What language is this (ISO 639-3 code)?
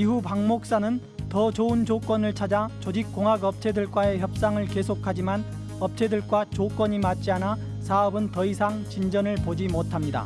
kor